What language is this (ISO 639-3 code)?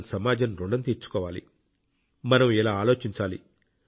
tel